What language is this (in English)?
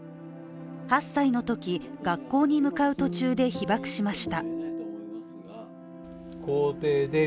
Japanese